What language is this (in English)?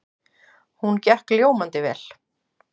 Icelandic